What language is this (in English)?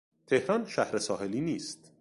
Persian